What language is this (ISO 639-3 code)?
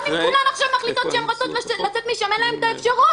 heb